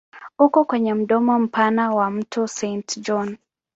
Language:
Swahili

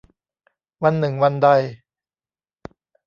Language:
Thai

